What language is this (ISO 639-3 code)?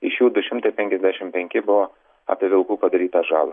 lit